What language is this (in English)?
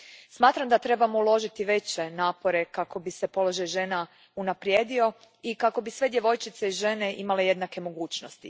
Croatian